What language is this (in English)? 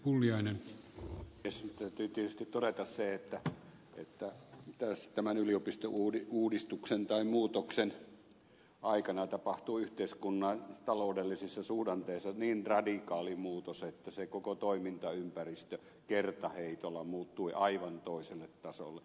Finnish